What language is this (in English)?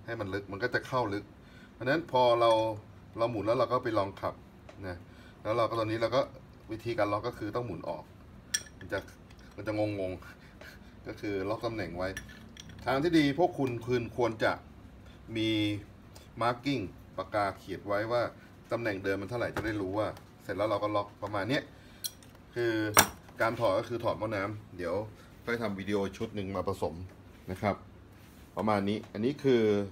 Thai